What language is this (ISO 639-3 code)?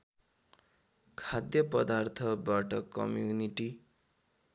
nep